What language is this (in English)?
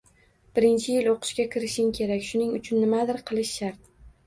Uzbek